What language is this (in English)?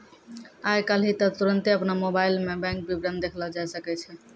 Maithili